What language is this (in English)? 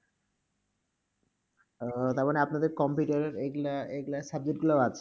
Bangla